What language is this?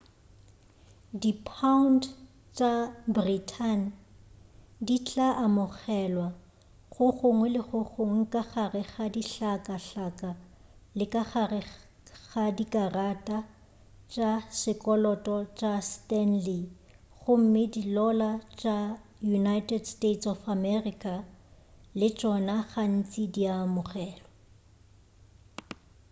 Northern Sotho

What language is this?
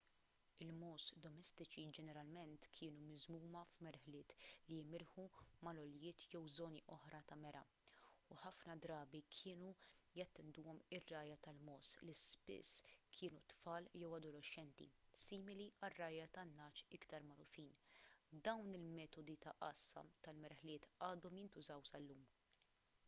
Maltese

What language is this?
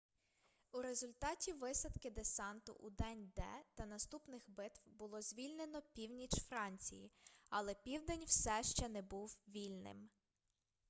Ukrainian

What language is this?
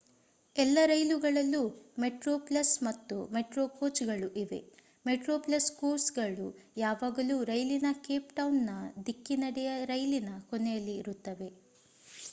Kannada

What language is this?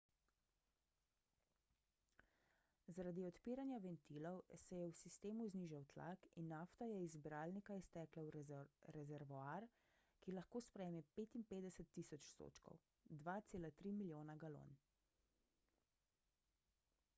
Slovenian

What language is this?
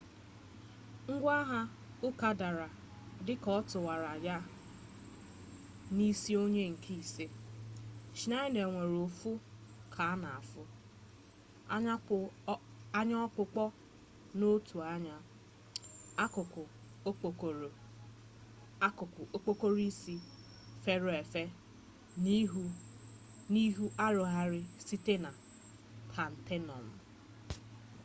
Igbo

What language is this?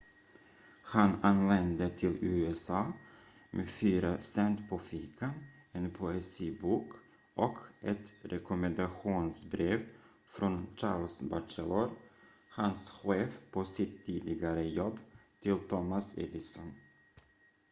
Swedish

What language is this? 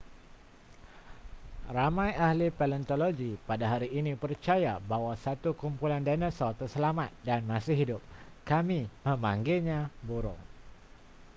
Malay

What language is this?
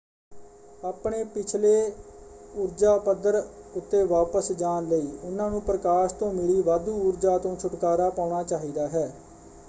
Punjabi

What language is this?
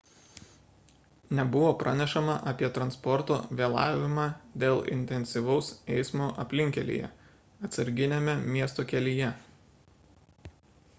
Lithuanian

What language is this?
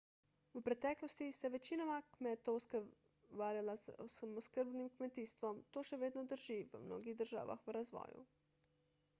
Slovenian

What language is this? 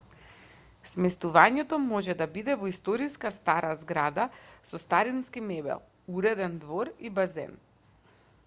Macedonian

